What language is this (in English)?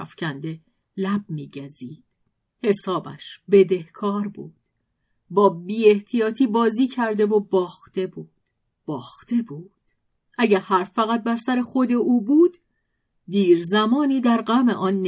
Persian